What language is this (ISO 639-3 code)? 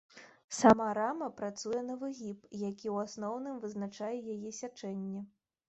bel